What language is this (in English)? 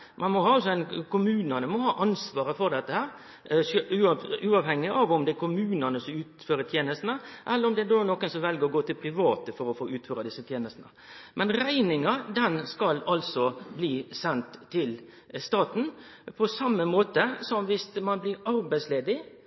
Norwegian Nynorsk